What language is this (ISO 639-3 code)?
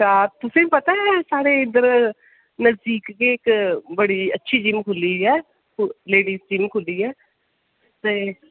doi